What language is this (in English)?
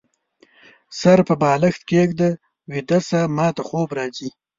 Pashto